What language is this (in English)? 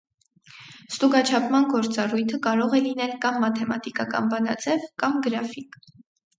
Armenian